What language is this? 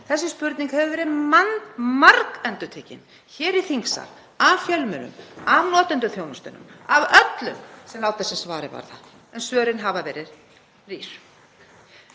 Icelandic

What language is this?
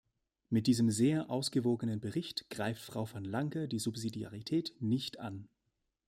German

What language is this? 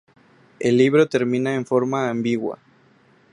Spanish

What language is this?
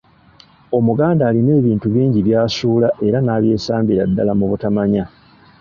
Ganda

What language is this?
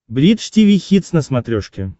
Russian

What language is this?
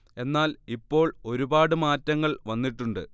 Malayalam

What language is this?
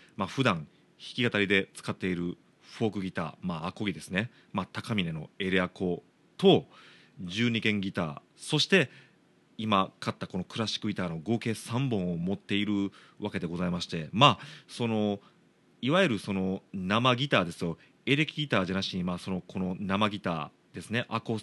Japanese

